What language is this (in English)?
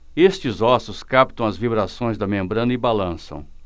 Portuguese